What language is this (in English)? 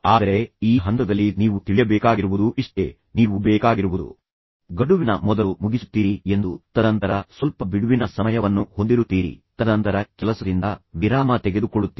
Kannada